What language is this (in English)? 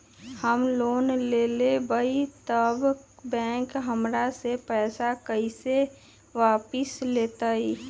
Magahi